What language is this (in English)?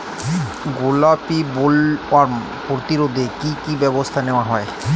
Bangla